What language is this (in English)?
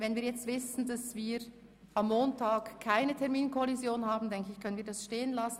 Swiss German